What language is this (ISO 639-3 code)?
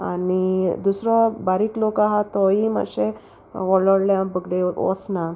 kok